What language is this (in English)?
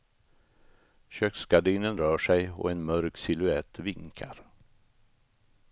Swedish